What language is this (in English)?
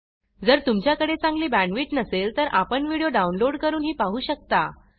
Marathi